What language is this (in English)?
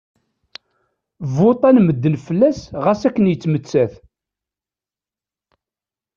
Kabyle